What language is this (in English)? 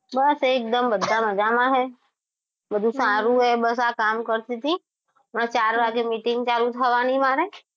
Gujarati